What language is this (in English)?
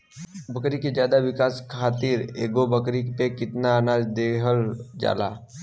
Bhojpuri